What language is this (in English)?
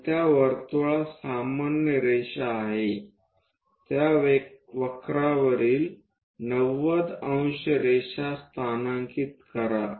Marathi